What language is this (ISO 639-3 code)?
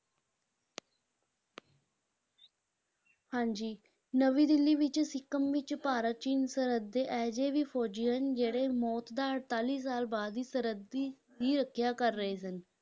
pan